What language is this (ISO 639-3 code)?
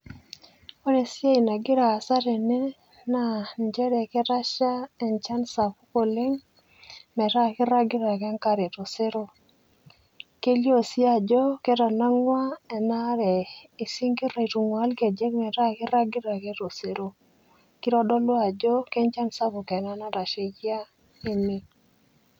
mas